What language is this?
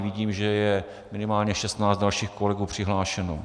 Czech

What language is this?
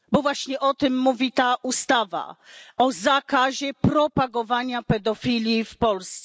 Polish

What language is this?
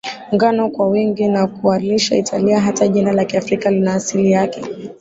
Swahili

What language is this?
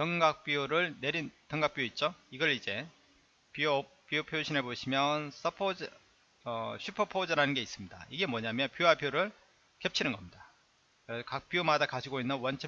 Korean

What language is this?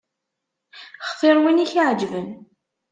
Kabyle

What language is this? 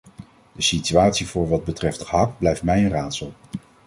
Dutch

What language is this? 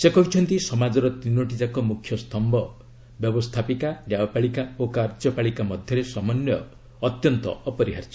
Odia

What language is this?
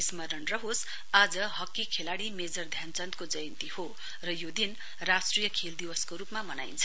Nepali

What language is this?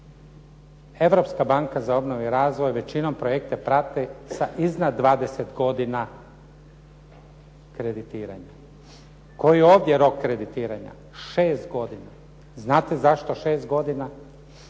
Croatian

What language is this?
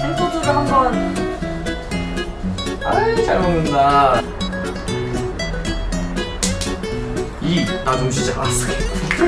Korean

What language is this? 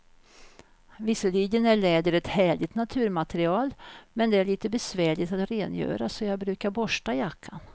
Swedish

